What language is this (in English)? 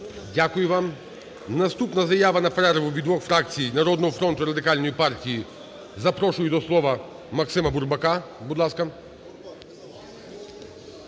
Ukrainian